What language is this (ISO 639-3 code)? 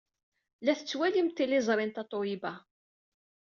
kab